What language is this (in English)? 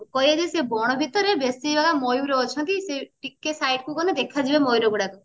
Odia